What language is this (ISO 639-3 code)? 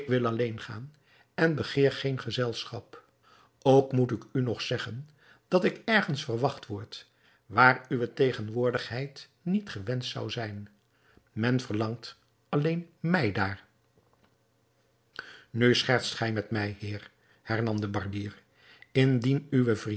nld